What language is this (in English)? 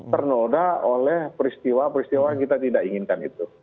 Indonesian